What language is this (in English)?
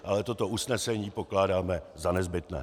Czech